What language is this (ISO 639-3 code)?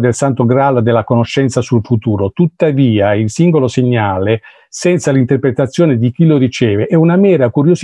ita